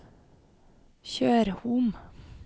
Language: Norwegian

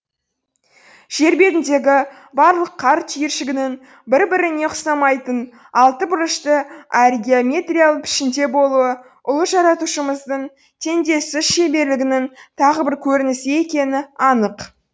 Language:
Kazakh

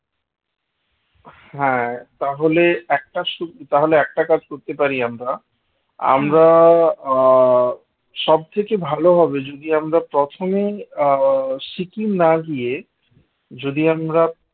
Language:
Bangla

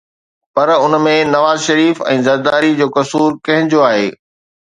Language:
Sindhi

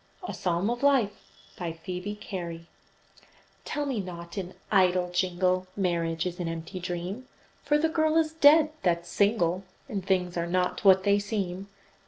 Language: English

